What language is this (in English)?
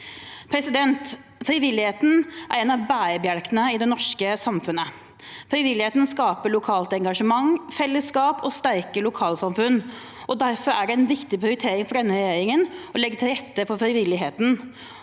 Norwegian